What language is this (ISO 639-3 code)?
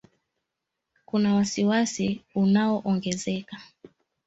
swa